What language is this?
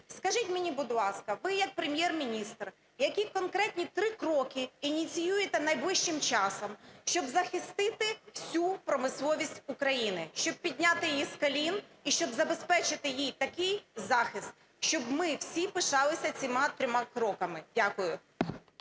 Ukrainian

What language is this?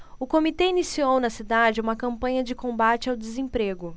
Portuguese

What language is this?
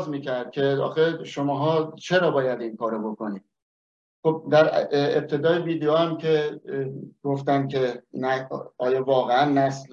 Persian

